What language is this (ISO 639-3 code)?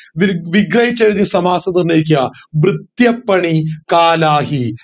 mal